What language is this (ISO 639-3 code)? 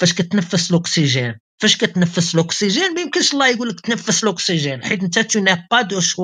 ara